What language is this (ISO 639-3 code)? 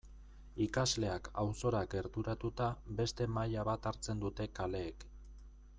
eus